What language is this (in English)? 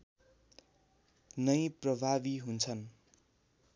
Nepali